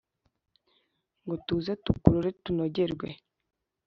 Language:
Kinyarwanda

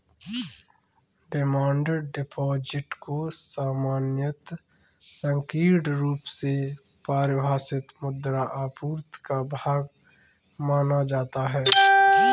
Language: Hindi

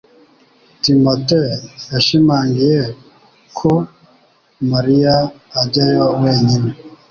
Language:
Kinyarwanda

